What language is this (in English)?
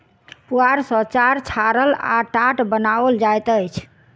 Maithili